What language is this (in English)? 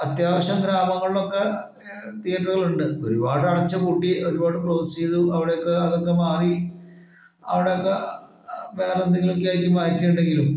Malayalam